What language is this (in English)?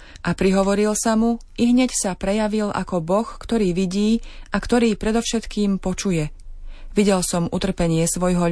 Slovak